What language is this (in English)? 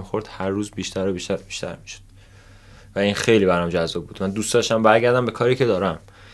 Persian